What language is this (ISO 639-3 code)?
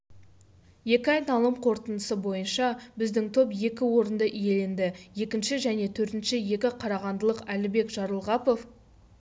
kaz